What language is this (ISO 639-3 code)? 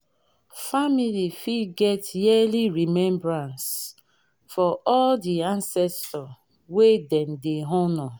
pcm